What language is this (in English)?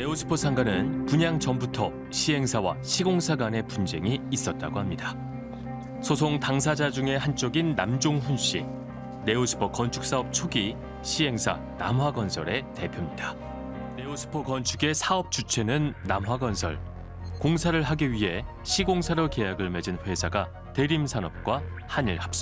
Korean